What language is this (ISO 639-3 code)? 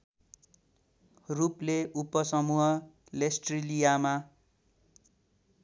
nep